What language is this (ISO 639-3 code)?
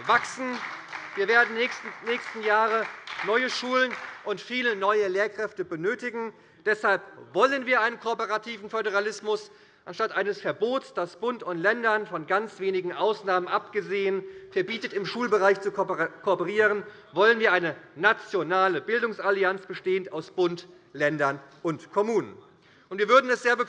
deu